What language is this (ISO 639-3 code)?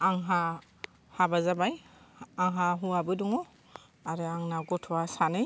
brx